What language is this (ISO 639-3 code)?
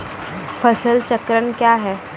mai